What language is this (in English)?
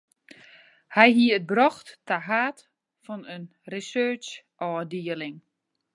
Western Frisian